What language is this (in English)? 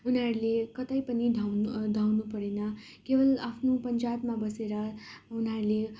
Nepali